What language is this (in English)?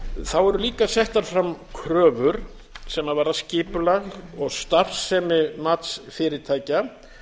Icelandic